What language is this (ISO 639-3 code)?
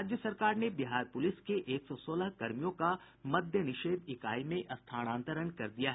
hin